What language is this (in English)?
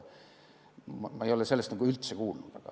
Estonian